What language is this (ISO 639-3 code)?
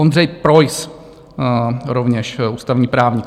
ces